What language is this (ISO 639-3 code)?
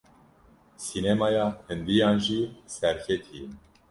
kur